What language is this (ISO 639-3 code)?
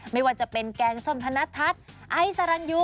tha